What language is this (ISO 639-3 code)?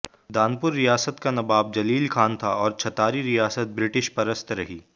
hin